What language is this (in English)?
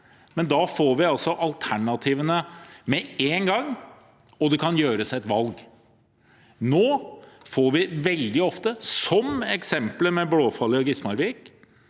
Norwegian